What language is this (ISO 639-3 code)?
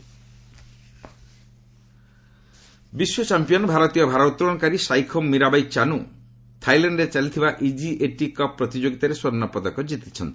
ori